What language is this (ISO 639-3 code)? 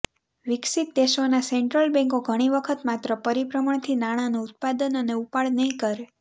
guj